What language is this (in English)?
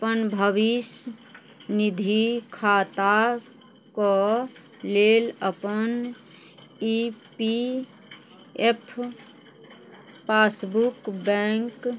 Maithili